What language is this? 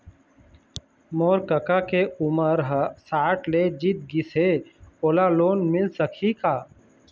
Chhattisgarhi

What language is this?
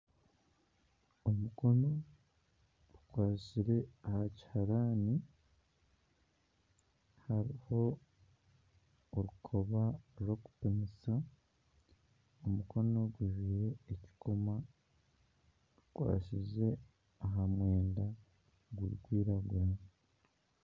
Nyankole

